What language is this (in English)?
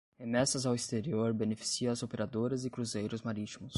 Portuguese